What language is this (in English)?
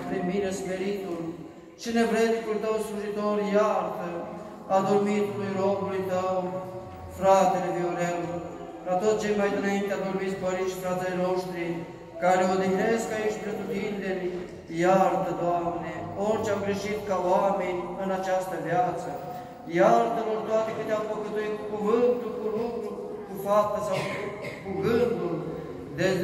Romanian